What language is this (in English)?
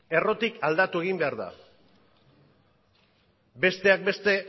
Basque